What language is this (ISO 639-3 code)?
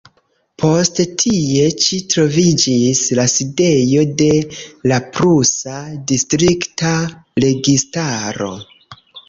epo